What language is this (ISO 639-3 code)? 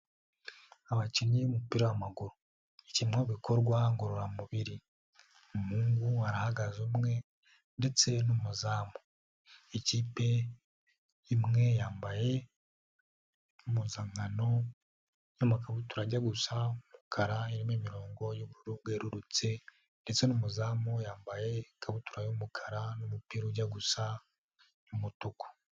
kin